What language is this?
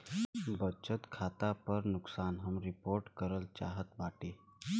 Bhojpuri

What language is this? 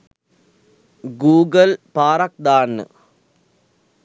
Sinhala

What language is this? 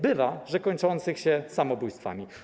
Polish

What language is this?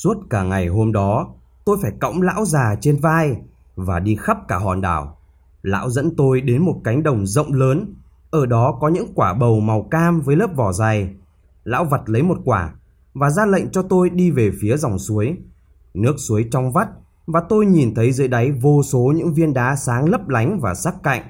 Vietnamese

